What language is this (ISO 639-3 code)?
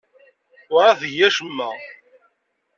kab